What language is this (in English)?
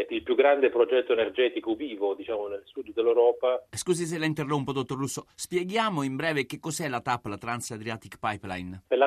Italian